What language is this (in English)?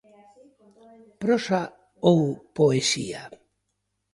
Galician